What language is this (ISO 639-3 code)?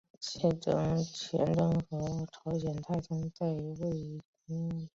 zho